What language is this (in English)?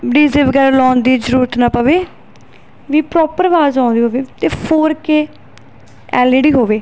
Punjabi